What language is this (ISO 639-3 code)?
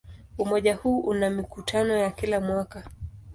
swa